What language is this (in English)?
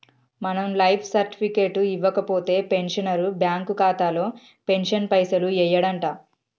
Telugu